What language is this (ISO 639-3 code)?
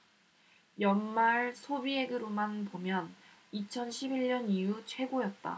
kor